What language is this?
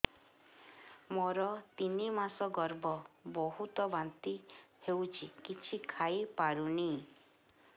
Odia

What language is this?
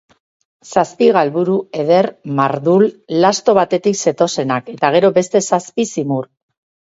Basque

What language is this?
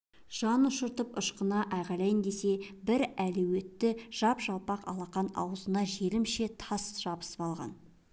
Kazakh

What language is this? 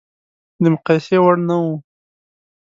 Pashto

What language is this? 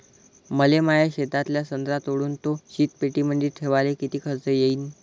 Marathi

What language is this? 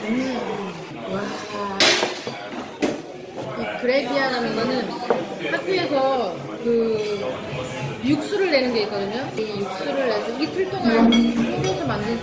Korean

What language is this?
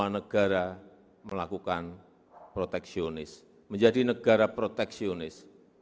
Indonesian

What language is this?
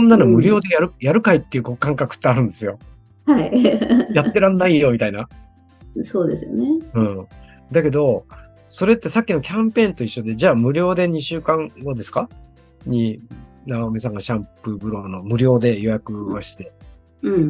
Japanese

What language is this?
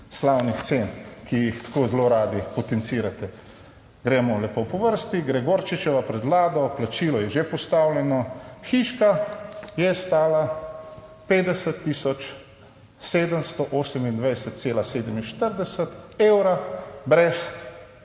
Slovenian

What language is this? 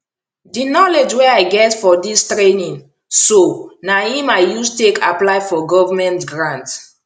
Nigerian Pidgin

